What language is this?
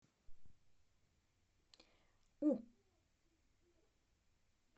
Russian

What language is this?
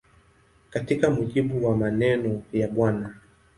Swahili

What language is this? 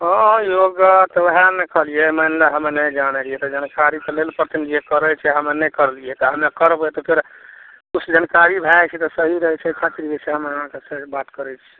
Maithili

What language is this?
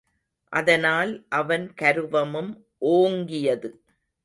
Tamil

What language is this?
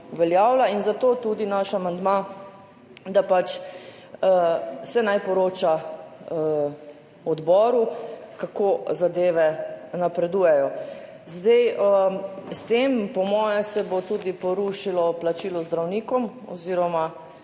Slovenian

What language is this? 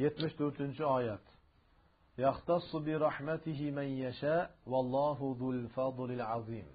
Turkish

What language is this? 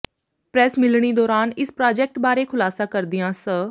Punjabi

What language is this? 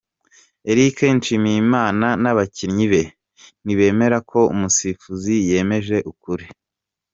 Kinyarwanda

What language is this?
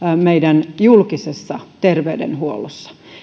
Finnish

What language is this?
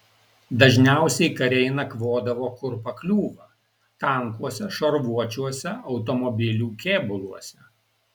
Lithuanian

